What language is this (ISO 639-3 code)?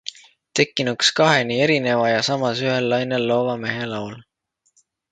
est